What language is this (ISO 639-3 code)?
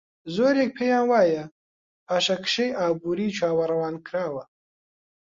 ckb